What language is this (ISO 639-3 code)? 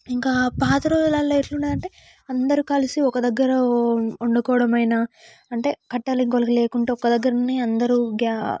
tel